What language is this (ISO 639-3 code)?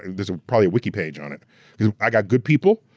eng